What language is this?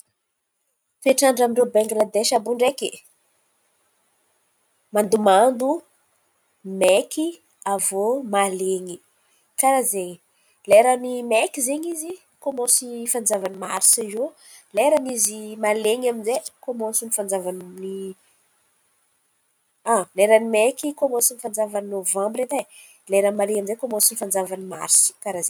Antankarana Malagasy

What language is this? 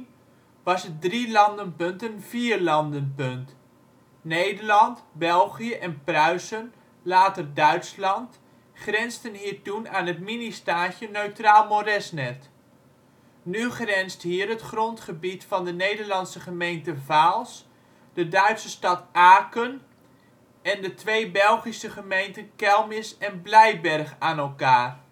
Dutch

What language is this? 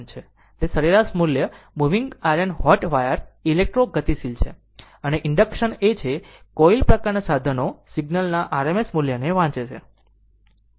Gujarati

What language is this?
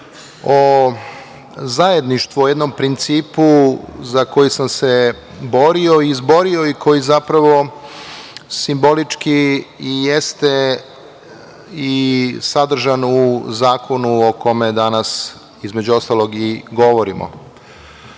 Serbian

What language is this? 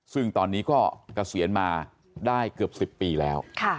Thai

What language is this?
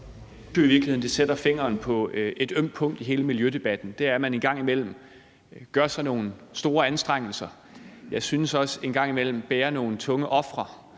Danish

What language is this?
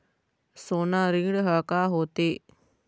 Chhattisgarhi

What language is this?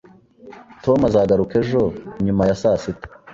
Kinyarwanda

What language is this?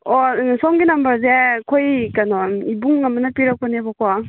Manipuri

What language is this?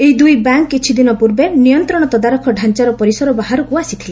Odia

